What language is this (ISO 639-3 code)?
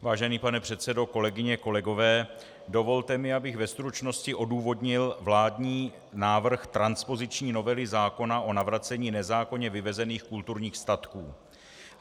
ces